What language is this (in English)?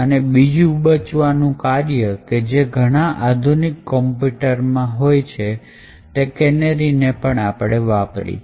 Gujarati